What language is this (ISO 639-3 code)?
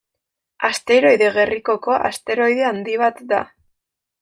eus